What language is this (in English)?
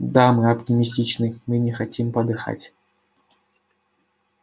Russian